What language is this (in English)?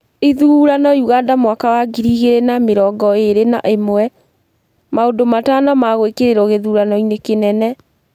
Kikuyu